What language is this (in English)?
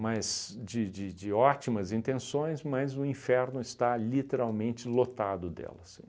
Portuguese